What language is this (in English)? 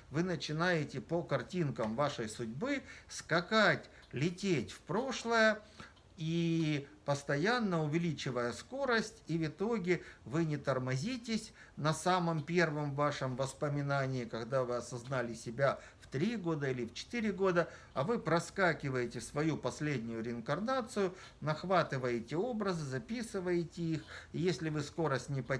Russian